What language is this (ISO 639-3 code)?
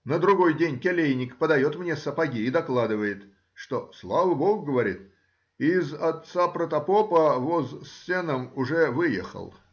rus